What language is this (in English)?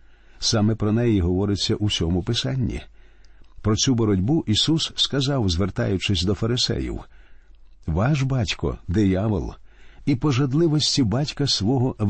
Ukrainian